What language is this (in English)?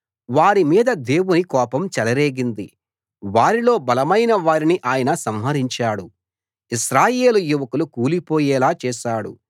Telugu